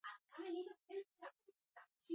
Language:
Basque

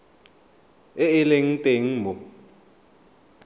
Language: Tswana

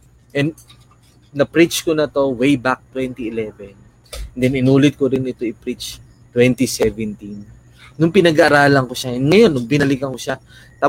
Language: Filipino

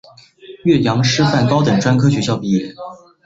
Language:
Chinese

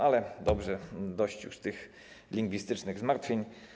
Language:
Polish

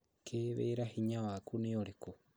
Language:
Kikuyu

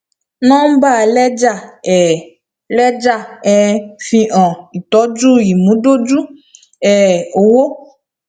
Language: Yoruba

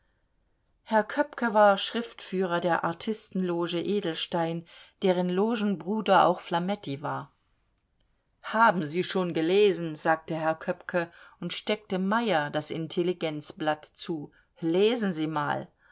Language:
German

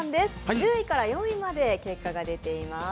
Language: Japanese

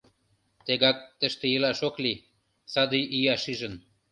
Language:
Mari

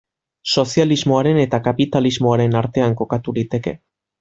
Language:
Basque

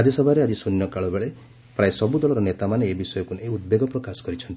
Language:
Odia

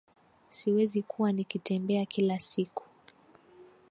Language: Swahili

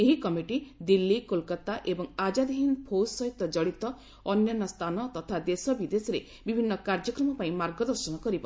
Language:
Odia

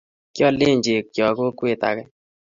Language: Kalenjin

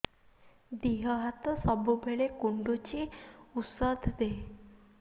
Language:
Odia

